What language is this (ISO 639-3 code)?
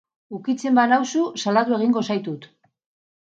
eus